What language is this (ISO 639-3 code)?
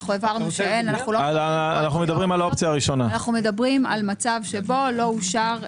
heb